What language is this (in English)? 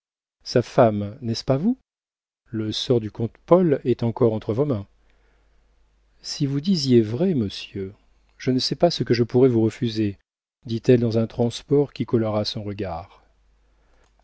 French